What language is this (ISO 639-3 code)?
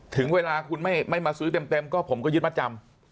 tha